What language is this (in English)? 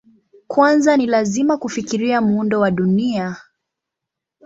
Swahili